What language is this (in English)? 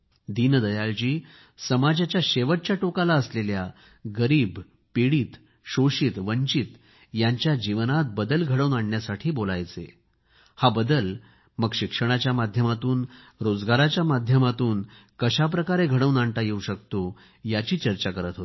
Marathi